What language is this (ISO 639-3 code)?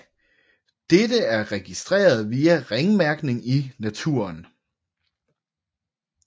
dan